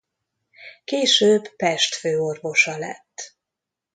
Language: Hungarian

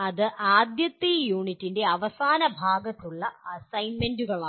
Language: Malayalam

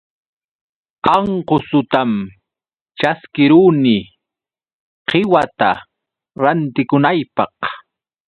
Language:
Yauyos Quechua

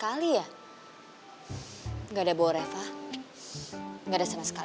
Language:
Indonesian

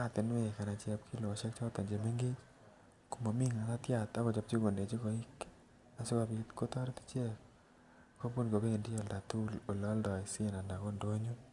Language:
Kalenjin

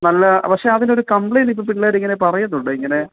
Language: Malayalam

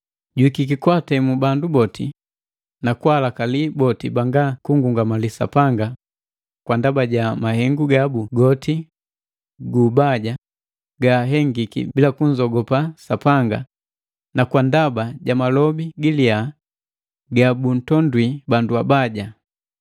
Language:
Matengo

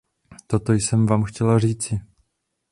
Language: Czech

